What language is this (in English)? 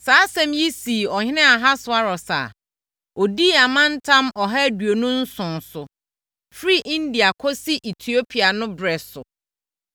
Akan